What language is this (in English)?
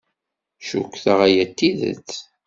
Kabyle